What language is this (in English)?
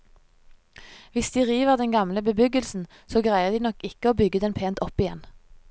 Norwegian